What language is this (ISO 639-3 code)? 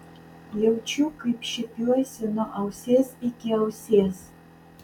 lit